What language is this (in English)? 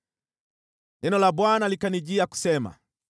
Swahili